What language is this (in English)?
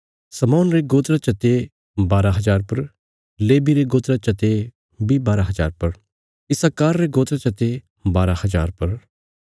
Bilaspuri